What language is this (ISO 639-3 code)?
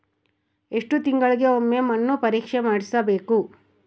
kan